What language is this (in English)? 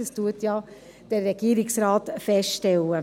Swiss German